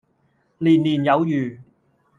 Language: Cantonese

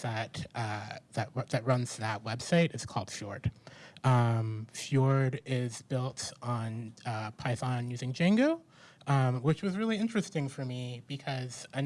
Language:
English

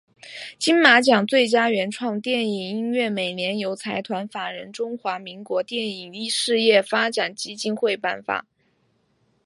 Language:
Chinese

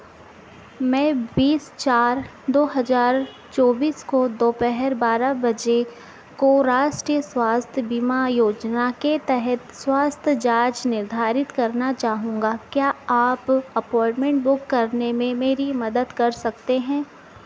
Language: Hindi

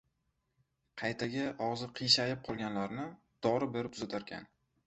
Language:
Uzbek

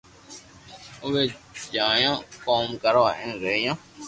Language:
Loarki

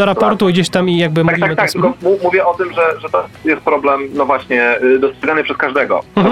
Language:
Polish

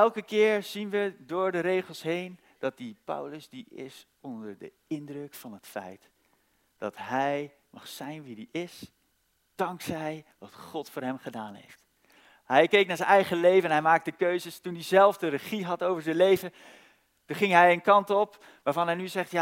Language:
Dutch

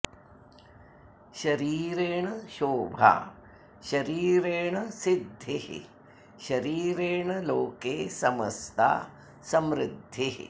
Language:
Sanskrit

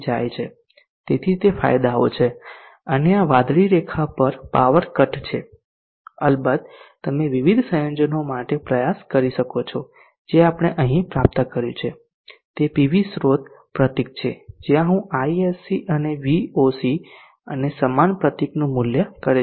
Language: Gujarati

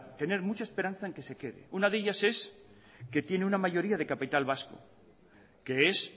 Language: Spanish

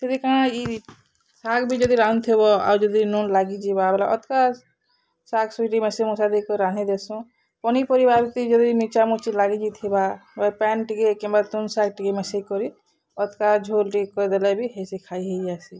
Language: Odia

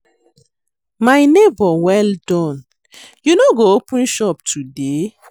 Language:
Nigerian Pidgin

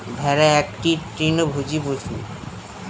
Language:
Bangla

